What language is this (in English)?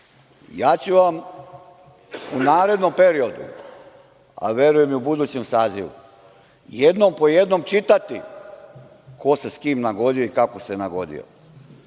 Serbian